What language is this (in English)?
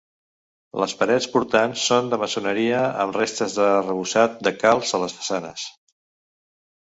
Catalan